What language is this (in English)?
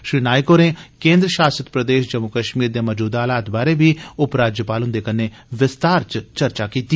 Dogri